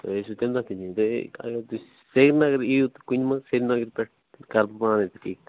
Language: Kashmiri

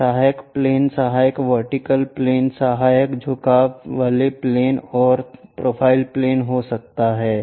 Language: Hindi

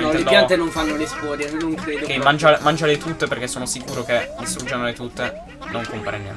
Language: Italian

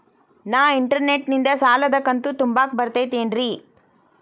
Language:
Kannada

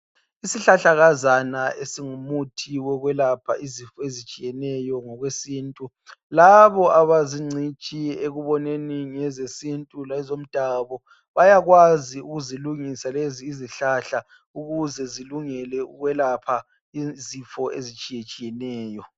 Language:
North Ndebele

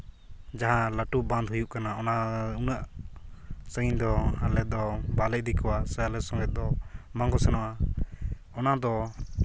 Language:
Santali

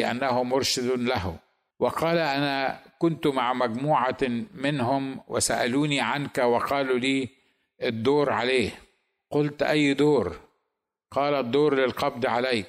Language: Arabic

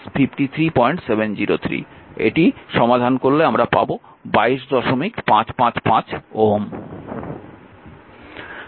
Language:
Bangla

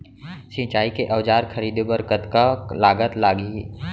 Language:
Chhattisgarhi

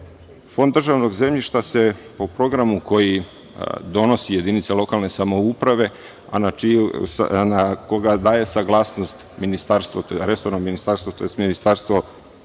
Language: Serbian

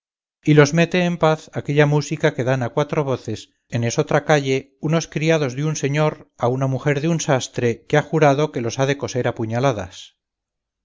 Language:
Spanish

